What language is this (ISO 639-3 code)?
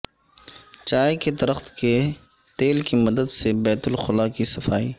urd